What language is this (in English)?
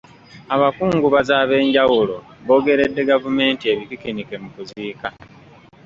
Ganda